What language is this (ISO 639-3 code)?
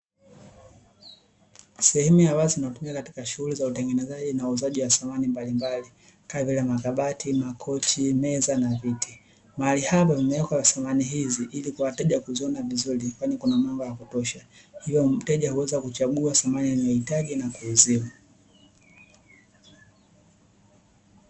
swa